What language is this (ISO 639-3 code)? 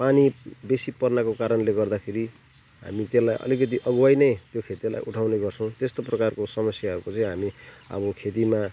nep